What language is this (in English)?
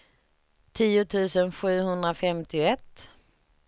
Swedish